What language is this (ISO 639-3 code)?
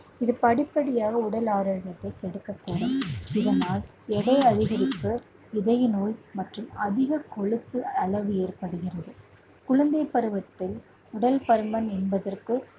tam